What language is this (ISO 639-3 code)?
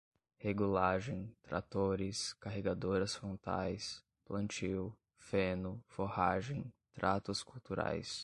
por